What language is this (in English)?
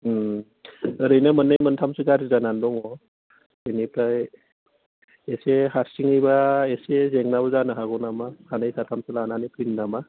Bodo